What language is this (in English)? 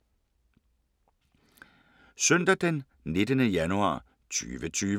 Danish